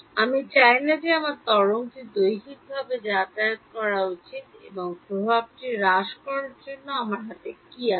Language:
Bangla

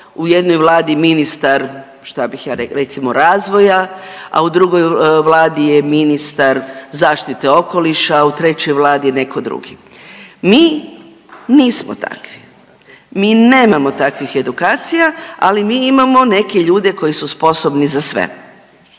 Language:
Croatian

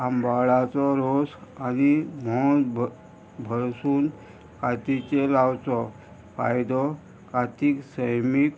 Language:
Konkani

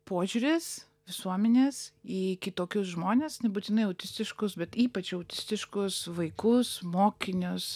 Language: Lithuanian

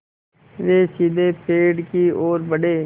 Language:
Hindi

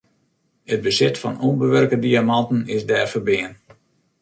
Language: Western Frisian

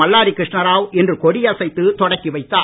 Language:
Tamil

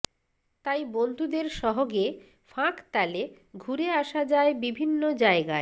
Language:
Bangla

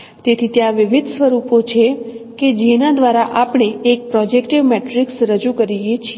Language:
Gujarati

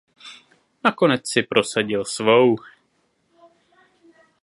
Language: Czech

